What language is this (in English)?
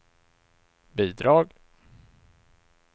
Swedish